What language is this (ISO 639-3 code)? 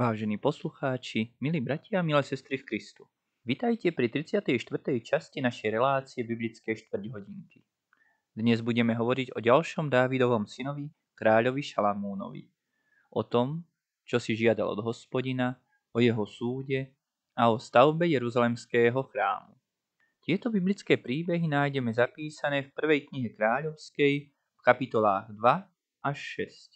slk